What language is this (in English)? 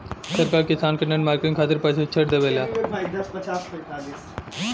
Bhojpuri